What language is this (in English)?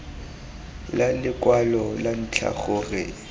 Tswana